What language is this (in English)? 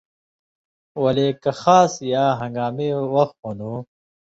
Indus Kohistani